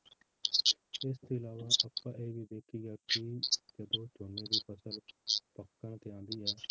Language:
Punjabi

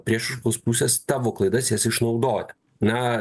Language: Lithuanian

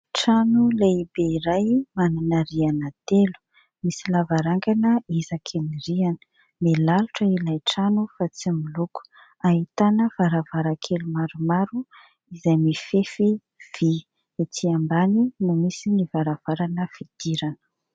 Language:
Malagasy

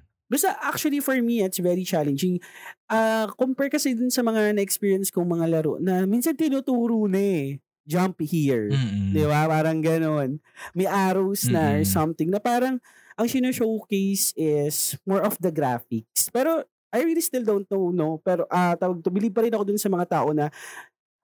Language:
Filipino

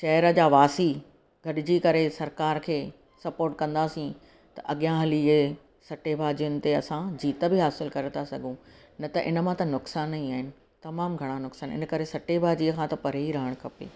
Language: Sindhi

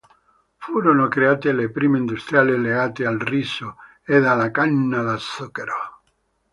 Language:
Italian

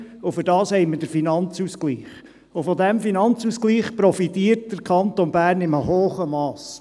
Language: Swiss German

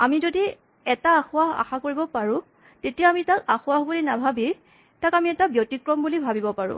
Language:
Assamese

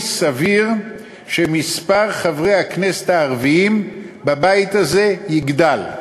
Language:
Hebrew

